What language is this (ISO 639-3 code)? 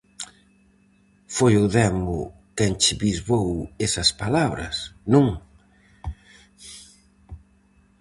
glg